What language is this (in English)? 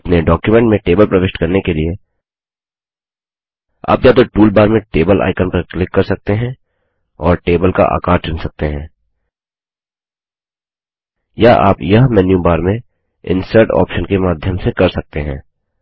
Hindi